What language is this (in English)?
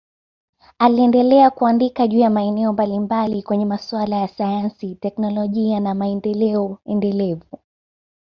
Swahili